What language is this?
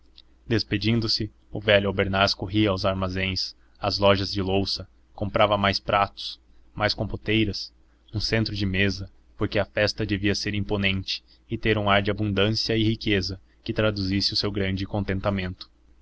Portuguese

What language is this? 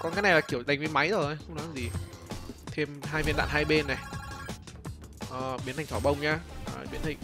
Vietnamese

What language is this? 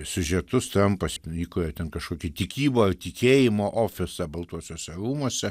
Lithuanian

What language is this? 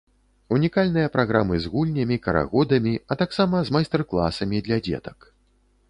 Belarusian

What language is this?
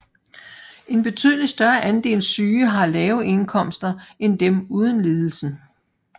Danish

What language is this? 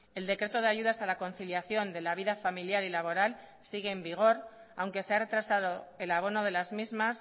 Spanish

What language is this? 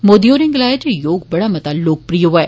Dogri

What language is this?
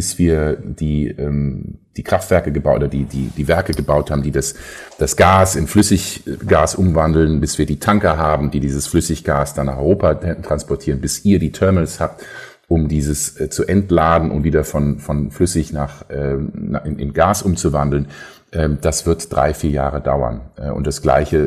German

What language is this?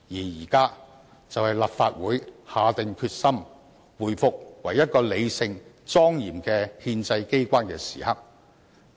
Cantonese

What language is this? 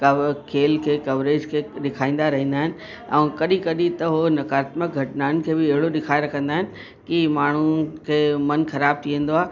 Sindhi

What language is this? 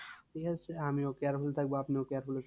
Bangla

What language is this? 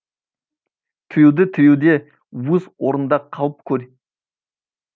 Kazakh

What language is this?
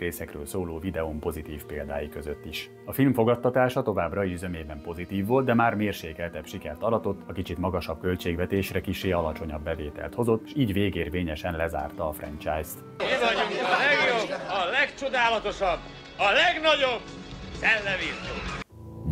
Hungarian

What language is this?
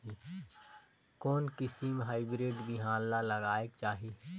Chhattisgarhi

